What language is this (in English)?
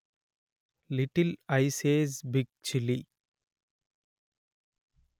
Telugu